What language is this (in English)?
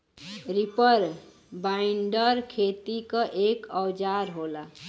Bhojpuri